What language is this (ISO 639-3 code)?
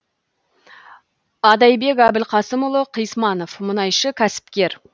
kaz